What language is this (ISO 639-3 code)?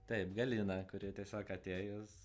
lit